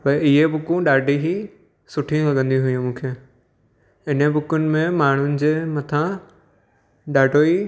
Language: Sindhi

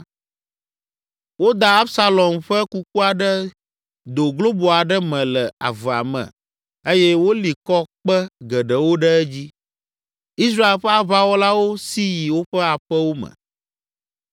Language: Ewe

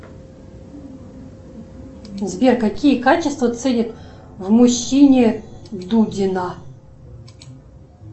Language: Russian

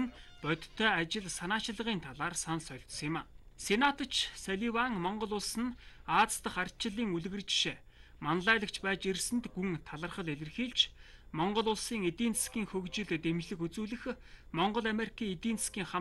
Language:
Turkish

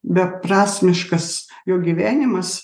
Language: Lithuanian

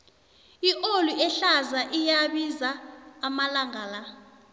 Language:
South Ndebele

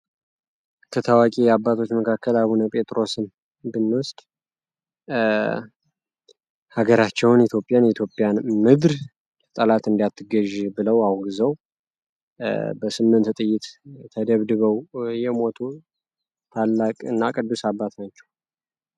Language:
Amharic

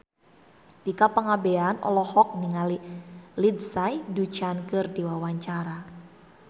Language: Sundanese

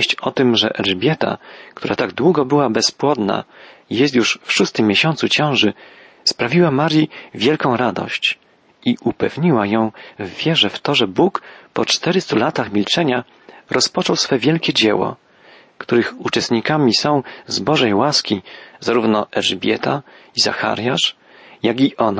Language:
Polish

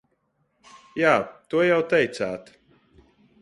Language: Latvian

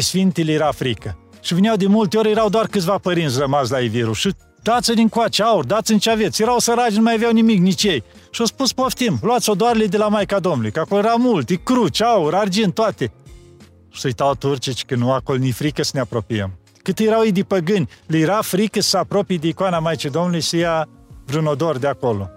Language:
Romanian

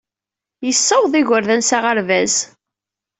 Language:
Kabyle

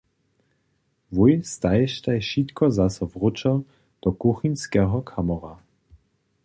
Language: Upper Sorbian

